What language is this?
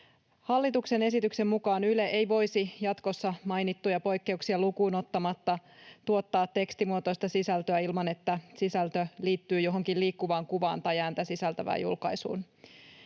Finnish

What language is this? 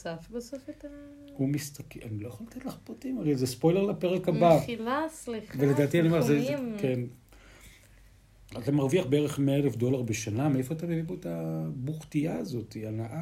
Hebrew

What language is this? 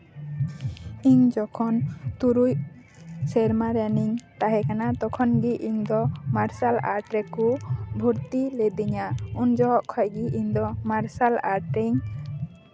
Santali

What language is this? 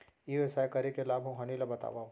Chhattisgarhi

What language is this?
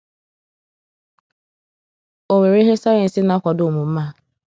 Igbo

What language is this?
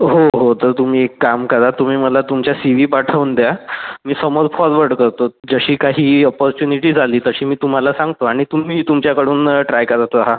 Marathi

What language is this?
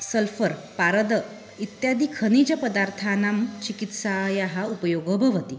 Sanskrit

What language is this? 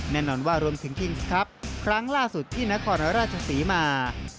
Thai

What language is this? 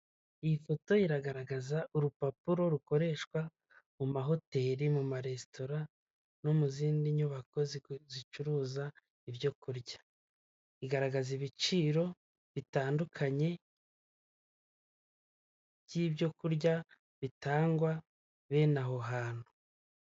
Kinyarwanda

